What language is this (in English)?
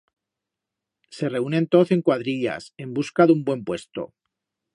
Aragonese